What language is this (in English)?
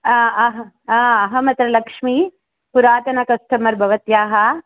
Sanskrit